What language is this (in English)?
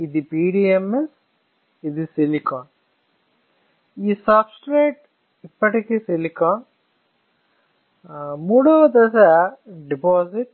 Telugu